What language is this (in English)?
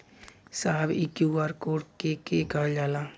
Bhojpuri